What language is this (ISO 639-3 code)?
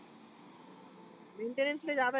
mar